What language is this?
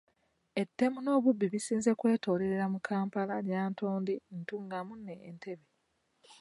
Ganda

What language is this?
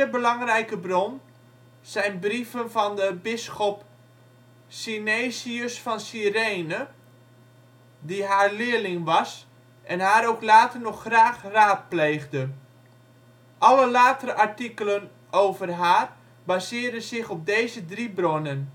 Dutch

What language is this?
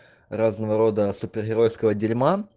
Russian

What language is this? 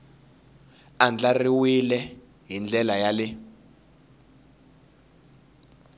Tsonga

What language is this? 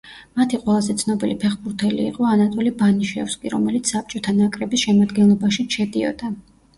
Georgian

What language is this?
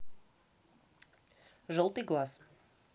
Russian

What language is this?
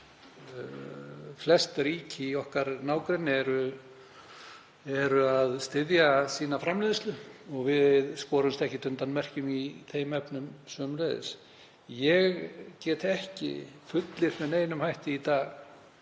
Icelandic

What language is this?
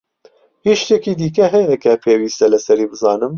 Central Kurdish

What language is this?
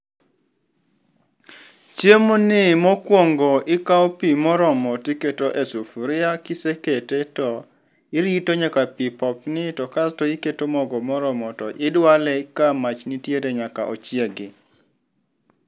Luo (Kenya and Tanzania)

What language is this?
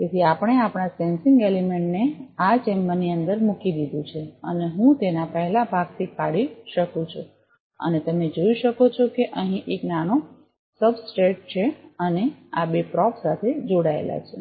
Gujarati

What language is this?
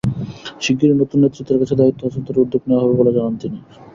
Bangla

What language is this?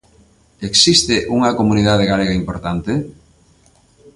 Galician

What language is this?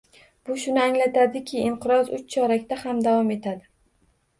Uzbek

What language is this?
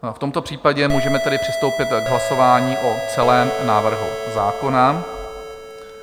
Czech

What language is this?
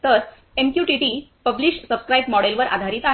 Marathi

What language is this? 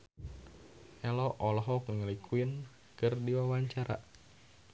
Sundanese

